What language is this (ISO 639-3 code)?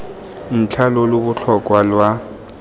tsn